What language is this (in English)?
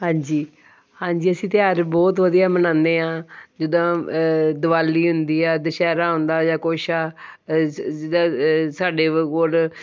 Punjabi